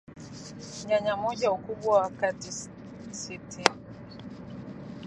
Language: Swahili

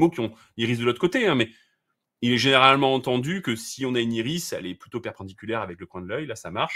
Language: French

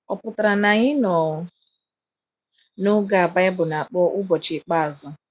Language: Igbo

